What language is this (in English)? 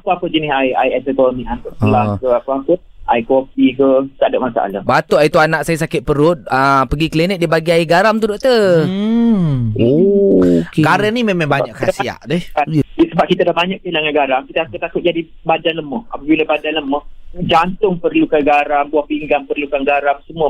Malay